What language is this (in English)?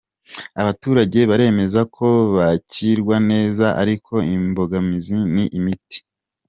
Kinyarwanda